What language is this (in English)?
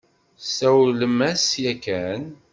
Kabyle